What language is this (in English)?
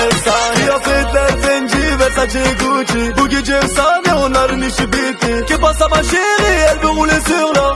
Turkish